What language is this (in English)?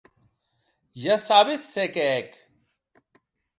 Occitan